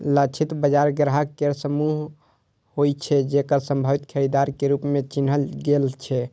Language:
Maithili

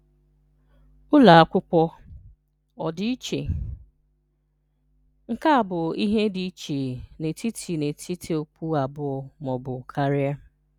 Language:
Igbo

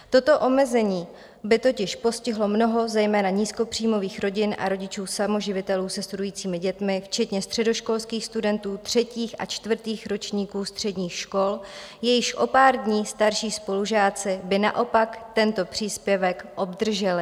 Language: Czech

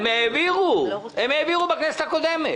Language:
Hebrew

